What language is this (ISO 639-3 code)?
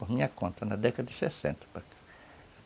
por